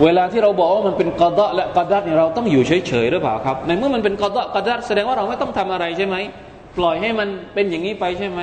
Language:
Thai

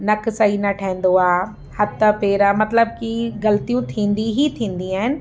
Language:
Sindhi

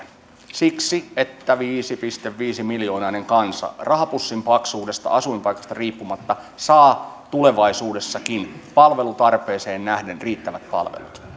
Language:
Finnish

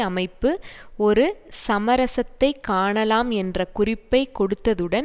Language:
Tamil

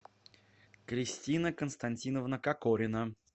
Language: Russian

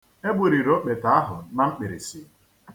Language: Igbo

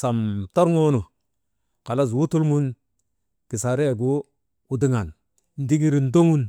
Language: Maba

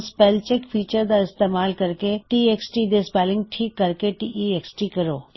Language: Punjabi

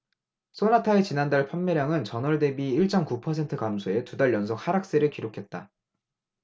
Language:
Korean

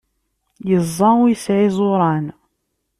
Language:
Kabyle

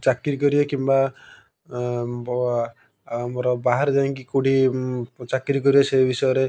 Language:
Odia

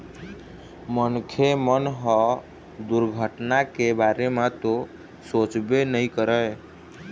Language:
Chhattisgarhi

